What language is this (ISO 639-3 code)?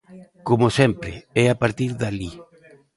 glg